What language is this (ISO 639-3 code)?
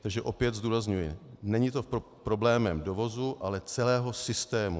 ces